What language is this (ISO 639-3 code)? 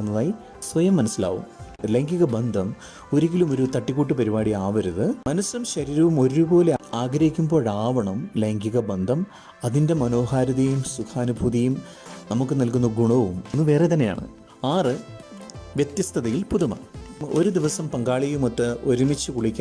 mal